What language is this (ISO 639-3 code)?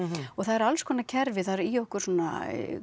isl